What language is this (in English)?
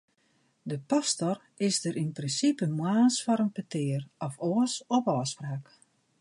Western Frisian